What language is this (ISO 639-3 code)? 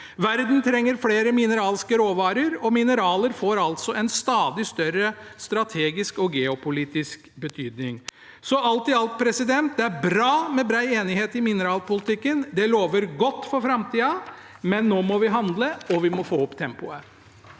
nor